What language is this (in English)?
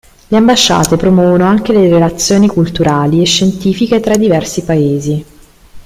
Italian